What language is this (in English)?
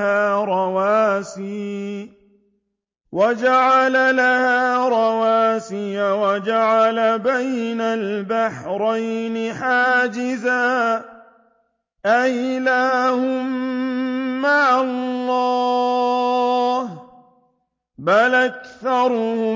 Arabic